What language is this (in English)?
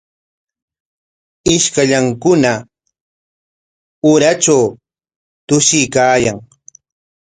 Corongo Ancash Quechua